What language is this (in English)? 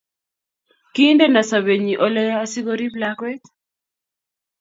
Kalenjin